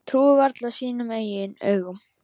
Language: Icelandic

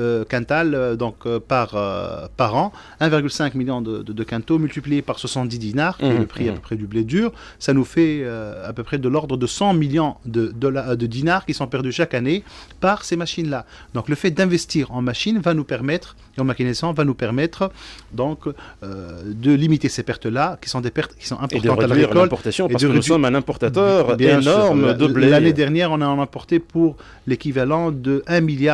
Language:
French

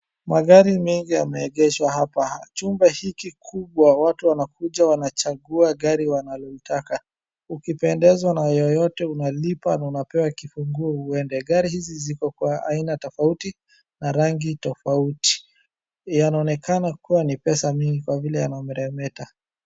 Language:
Swahili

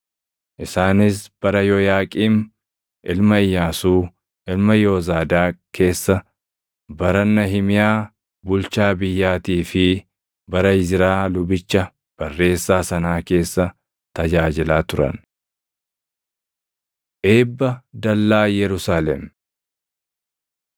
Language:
Oromo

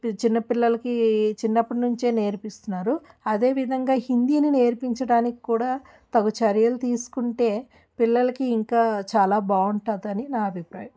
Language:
Telugu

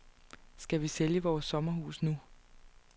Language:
Danish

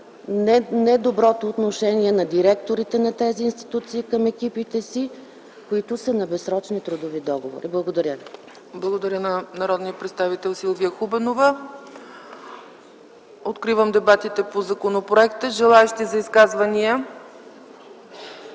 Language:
Bulgarian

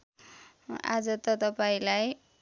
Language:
Nepali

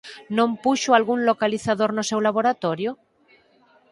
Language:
Galician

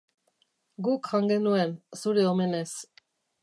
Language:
Basque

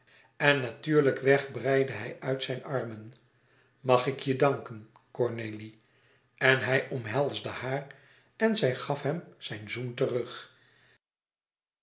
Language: Dutch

